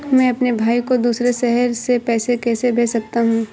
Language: Hindi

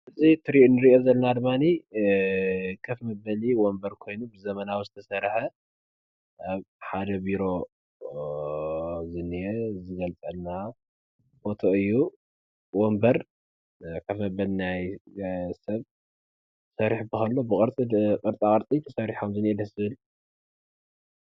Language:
Tigrinya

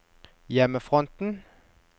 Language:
Norwegian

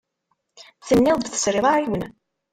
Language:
Kabyle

